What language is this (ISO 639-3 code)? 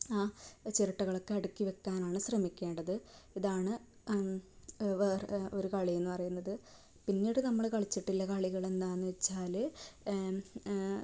mal